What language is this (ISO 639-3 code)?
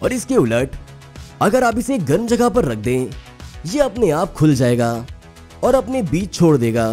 hin